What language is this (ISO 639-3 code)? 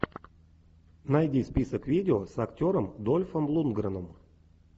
rus